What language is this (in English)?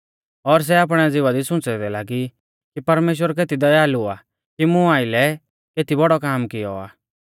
Mahasu Pahari